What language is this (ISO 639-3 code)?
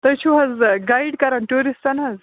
kas